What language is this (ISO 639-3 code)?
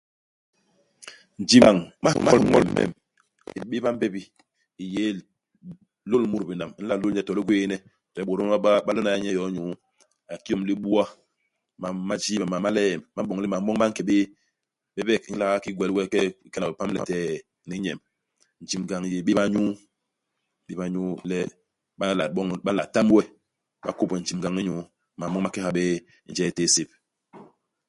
bas